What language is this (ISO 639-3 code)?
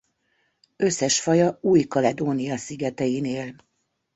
hun